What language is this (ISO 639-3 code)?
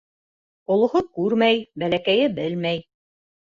bak